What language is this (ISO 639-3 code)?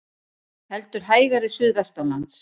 isl